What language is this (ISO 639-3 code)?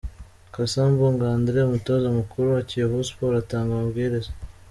kin